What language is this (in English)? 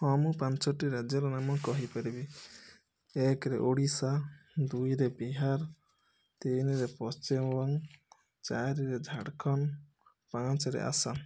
Odia